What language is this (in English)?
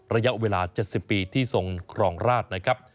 Thai